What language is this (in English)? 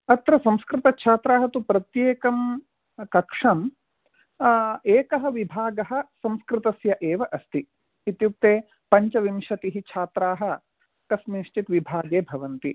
Sanskrit